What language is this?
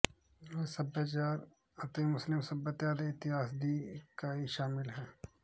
Punjabi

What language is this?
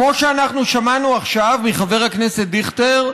Hebrew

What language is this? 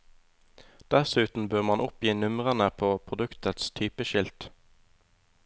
Norwegian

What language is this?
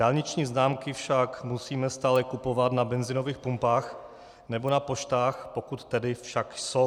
Czech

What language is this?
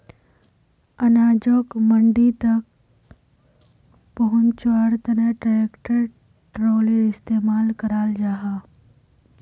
Magahi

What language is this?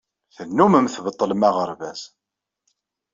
Kabyle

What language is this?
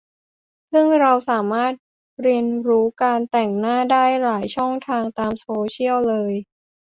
Thai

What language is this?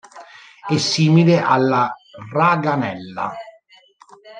Italian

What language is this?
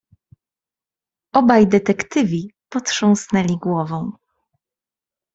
Polish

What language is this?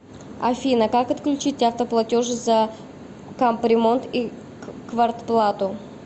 Russian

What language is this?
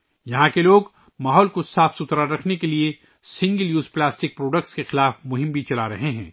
Urdu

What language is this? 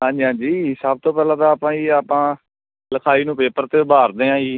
Punjabi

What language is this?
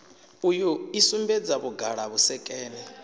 Venda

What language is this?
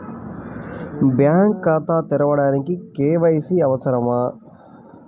Telugu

